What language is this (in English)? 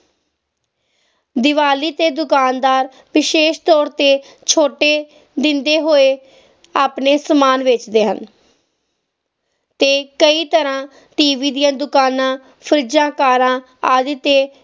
Punjabi